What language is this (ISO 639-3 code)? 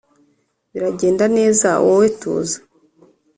kin